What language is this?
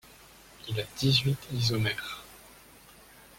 French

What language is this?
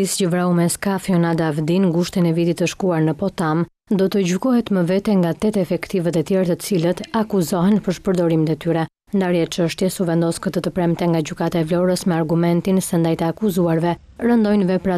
Romanian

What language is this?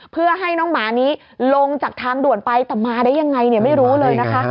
Thai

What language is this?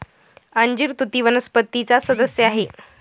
Marathi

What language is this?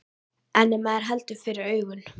Icelandic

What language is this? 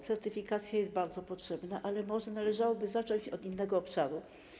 Polish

